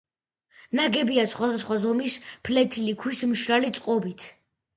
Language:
Georgian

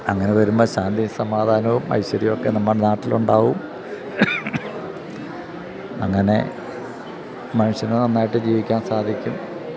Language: Malayalam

